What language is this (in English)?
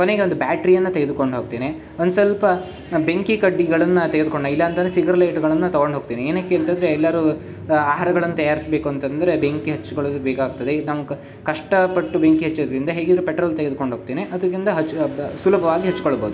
Kannada